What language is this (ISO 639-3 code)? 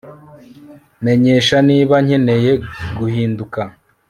kin